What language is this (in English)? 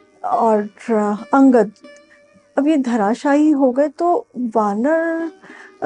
Hindi